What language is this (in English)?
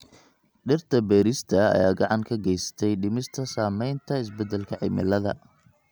Somali